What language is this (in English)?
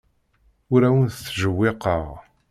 Kabyle